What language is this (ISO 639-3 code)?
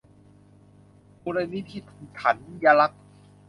tha